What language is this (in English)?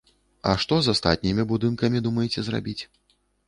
Belarusian